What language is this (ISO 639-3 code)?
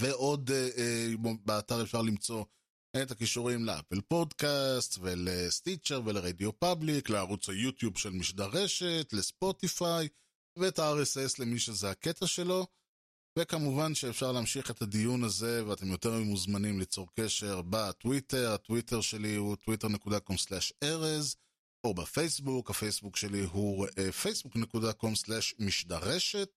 heb